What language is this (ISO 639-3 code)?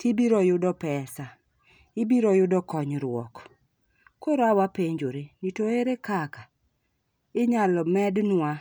luo